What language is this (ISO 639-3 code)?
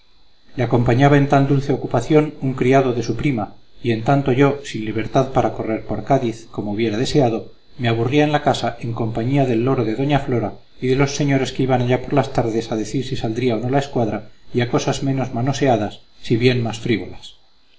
spa